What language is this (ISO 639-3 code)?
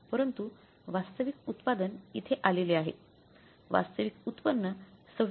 mar